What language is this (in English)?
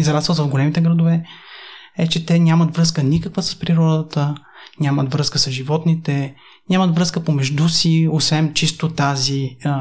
Bulgarian